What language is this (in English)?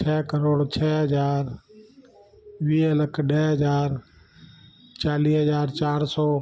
Sindhi